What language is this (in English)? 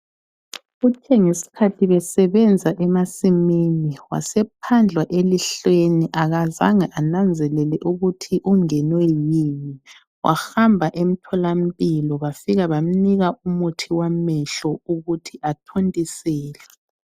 North Ndebele